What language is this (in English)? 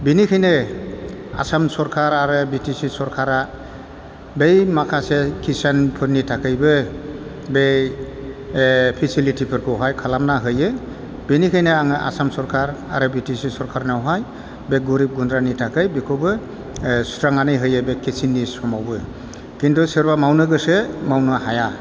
Bodo